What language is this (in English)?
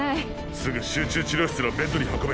Japanese